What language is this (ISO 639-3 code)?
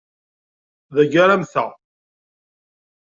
kab